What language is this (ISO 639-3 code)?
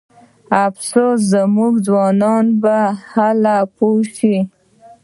pus